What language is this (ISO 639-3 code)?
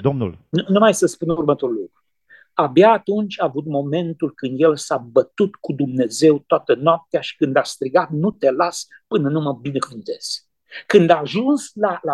ron